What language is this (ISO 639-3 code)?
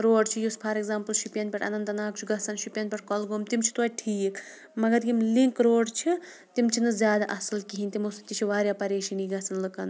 kas